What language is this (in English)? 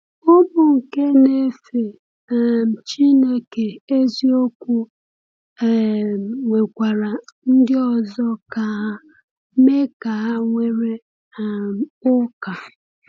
Igbo